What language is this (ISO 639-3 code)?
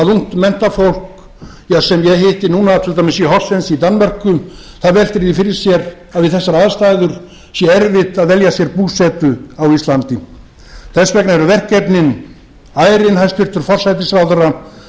isl